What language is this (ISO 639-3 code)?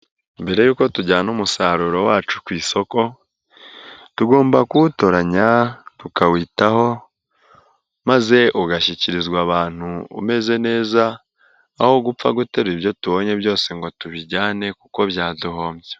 kin